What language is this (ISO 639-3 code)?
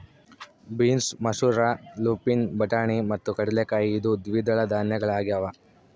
kan